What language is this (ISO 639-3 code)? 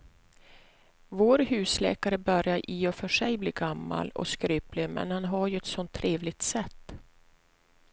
swe